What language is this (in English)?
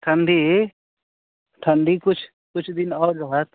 Maithili